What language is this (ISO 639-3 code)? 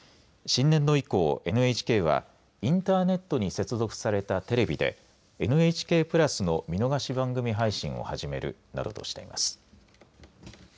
jpn